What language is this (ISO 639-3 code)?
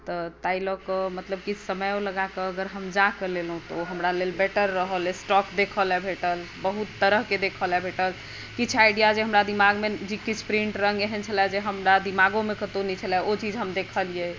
mai